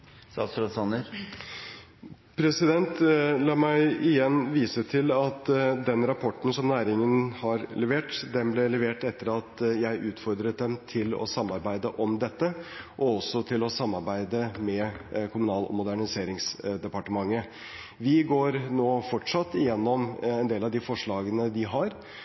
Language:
Norwegian Bokmål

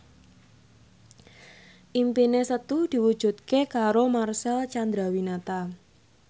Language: Javanese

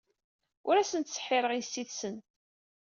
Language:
Kabyle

